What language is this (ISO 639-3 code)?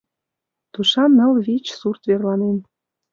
chm